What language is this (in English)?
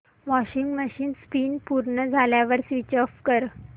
Marathi